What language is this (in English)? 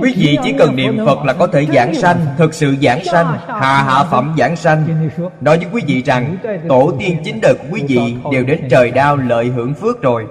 Vietnamese